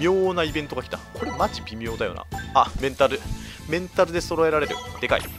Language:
Japanese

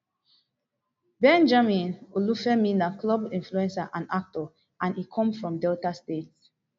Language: Nigerian Pidgin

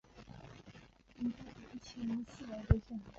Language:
Chinese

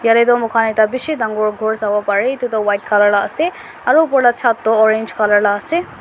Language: Naga Pidgin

